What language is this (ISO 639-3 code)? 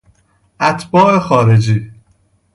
fas